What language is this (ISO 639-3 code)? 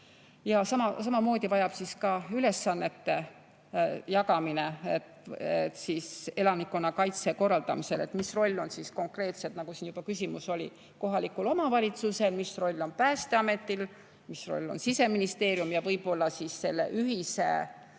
est